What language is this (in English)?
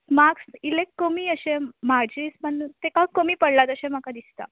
Konkani